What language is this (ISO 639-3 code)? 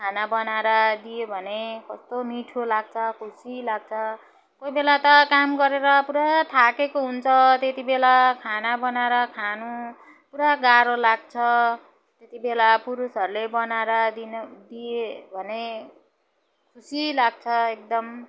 nep